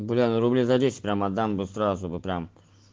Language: Russian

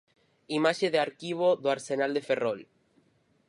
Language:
Galician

